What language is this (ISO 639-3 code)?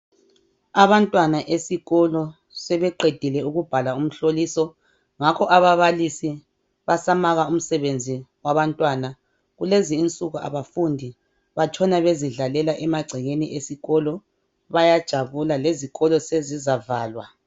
nde